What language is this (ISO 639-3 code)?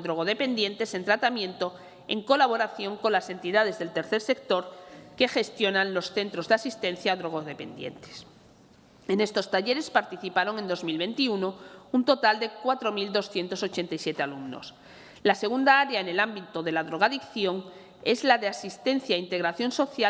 spa